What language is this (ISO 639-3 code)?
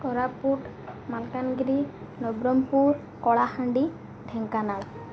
ori